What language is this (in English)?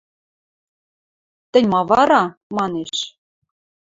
Western Mari